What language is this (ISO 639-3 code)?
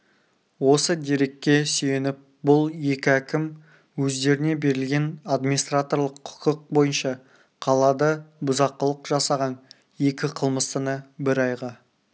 kaz